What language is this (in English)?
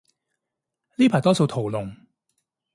Cantonese